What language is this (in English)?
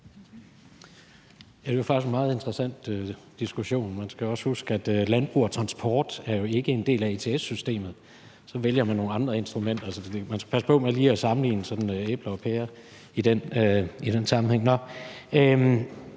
Danish